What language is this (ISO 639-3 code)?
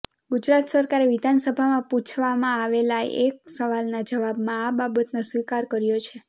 guj